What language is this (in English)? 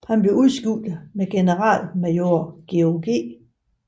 Danish